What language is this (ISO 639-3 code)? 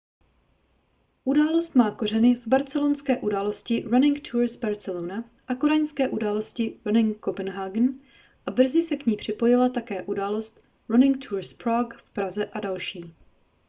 ces